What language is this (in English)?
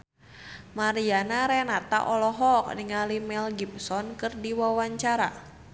Sundanese